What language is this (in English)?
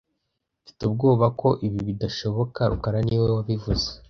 Kinyarwanda